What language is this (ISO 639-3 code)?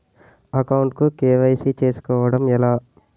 tel